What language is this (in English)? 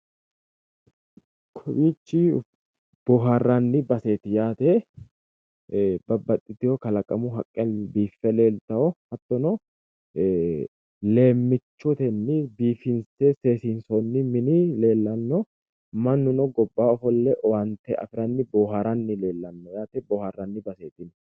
Sidamo